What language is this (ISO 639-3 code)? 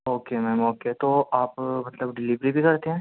urd